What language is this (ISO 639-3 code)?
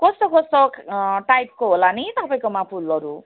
nep